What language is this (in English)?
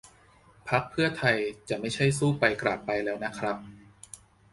Thai